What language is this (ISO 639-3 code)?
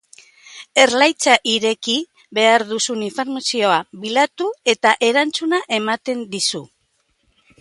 eus